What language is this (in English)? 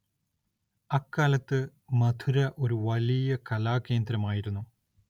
Malayalam